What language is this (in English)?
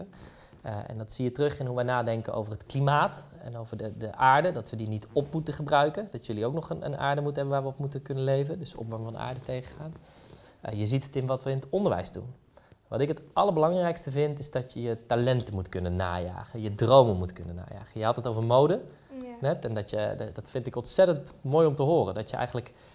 Dutch